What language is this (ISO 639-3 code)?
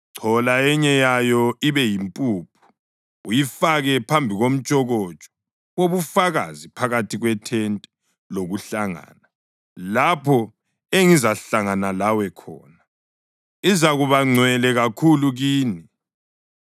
nde